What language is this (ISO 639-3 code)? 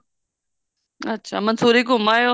pan